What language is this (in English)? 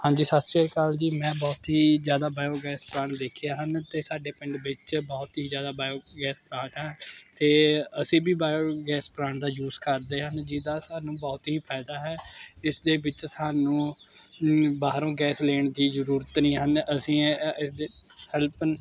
Punjabi